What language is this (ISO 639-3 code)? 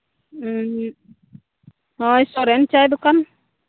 sat